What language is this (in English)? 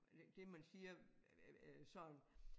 Danish